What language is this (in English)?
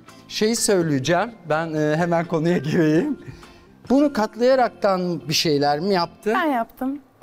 Turkish